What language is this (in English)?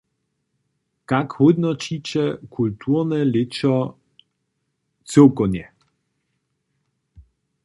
Upper Sorbian